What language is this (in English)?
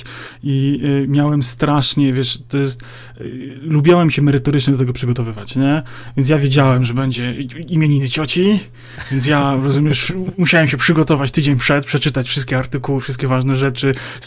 Polish